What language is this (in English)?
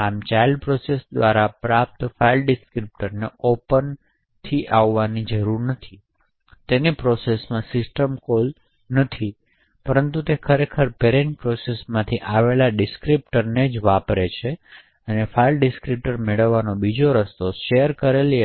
Gujarati